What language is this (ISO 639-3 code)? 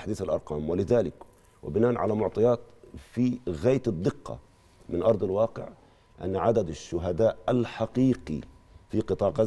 ara